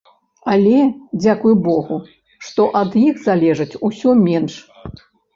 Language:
Belarusian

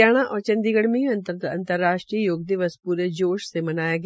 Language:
Hindi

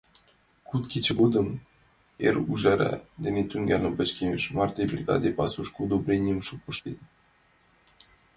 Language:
Mari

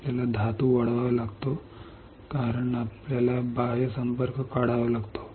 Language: Marathi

